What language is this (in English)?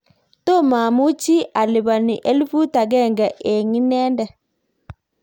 Kalenjin